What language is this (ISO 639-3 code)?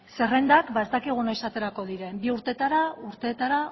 eus